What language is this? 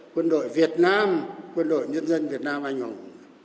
Vietnamese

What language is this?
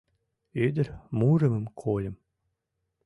Mari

